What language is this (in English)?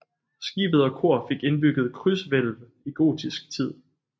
Danish